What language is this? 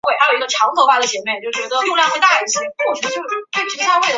Chinese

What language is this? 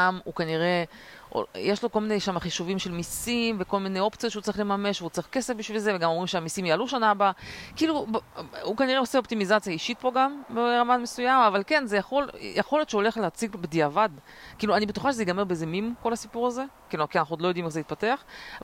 Hebrew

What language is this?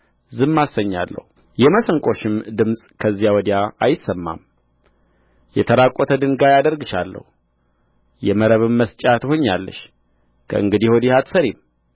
Amharic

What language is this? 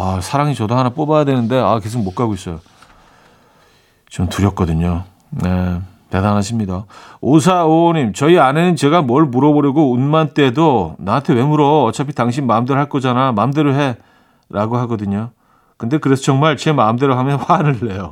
Korean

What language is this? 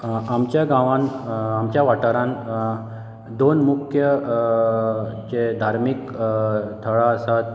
Konkani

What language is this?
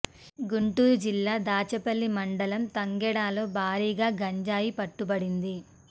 Telugu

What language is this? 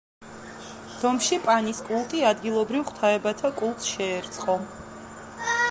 Georgian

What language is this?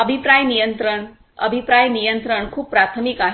Marathi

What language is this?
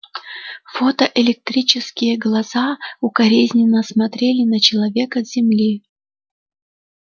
Russian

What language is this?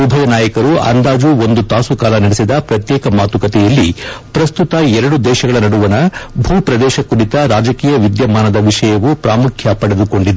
Kannada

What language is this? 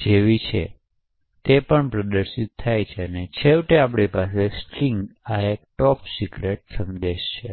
Gujarati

